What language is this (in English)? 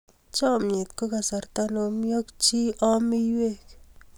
Kalenjin